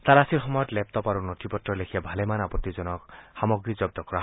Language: Assamese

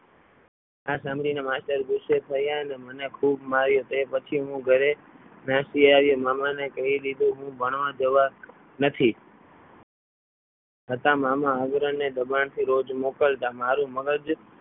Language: Gujarati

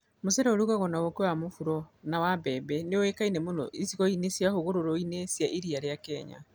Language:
Kikuyu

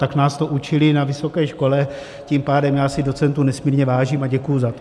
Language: Czech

